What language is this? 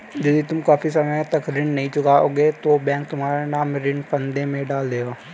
Hindi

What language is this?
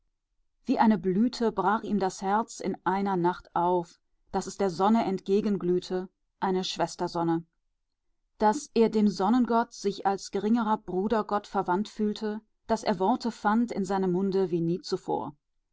German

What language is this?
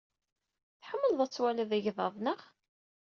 Kabyle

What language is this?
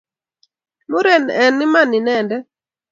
Kalenjin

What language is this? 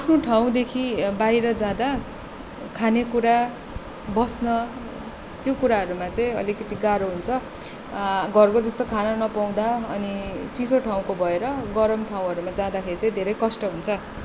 Nepali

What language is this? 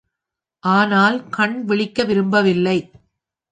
Tamil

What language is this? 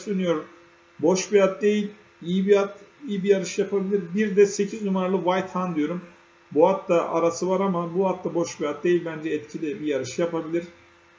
Turkish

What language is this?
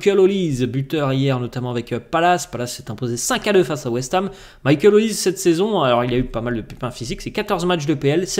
French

